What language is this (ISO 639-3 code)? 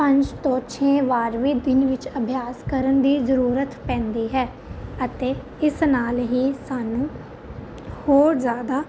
pan